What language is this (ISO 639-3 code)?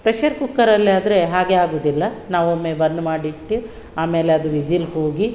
kan